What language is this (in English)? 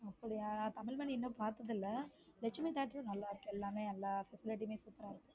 Tamil